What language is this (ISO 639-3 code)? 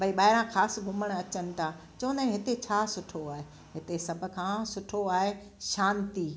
snd